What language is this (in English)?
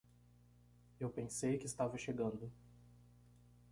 Portuguese